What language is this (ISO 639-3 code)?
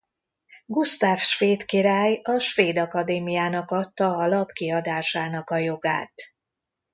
hun